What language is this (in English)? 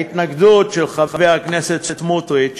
Hebrew